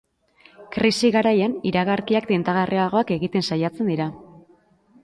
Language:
Basque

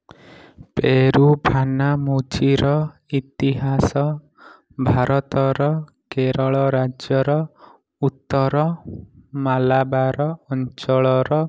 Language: Odia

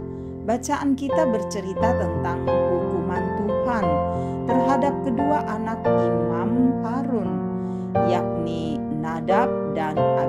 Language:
Indonesian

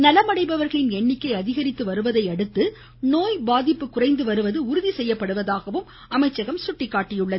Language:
Tamil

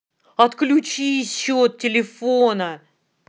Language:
Russian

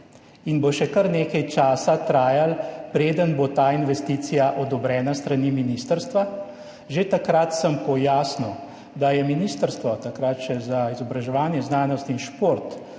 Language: Slovenian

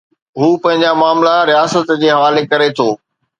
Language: Sindhi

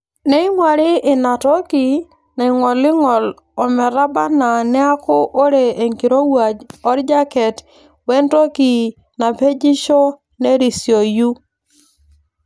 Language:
Masai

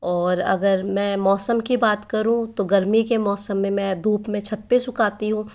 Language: Hindi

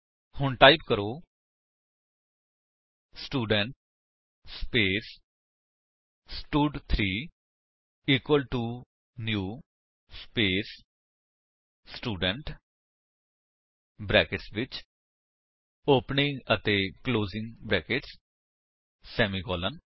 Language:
Punjabi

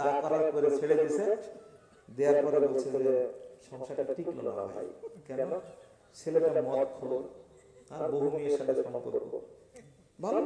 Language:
Indonesian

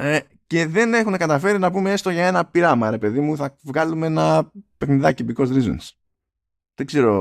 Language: Greek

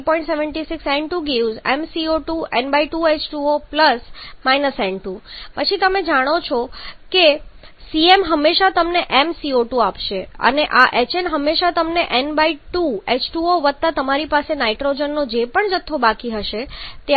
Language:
Gujarati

